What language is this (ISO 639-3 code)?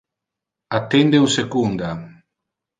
ina